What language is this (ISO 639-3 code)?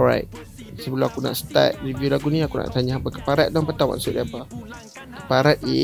msa